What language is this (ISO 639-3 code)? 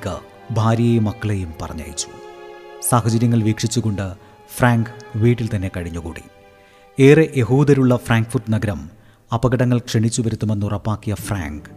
mal